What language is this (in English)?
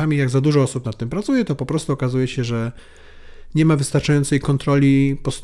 Polish